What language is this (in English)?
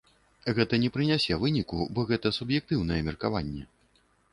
Belarusian